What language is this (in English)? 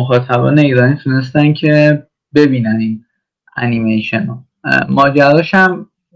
Persian